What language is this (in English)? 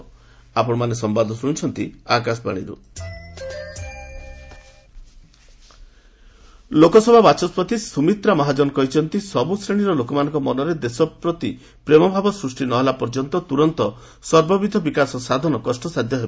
Odia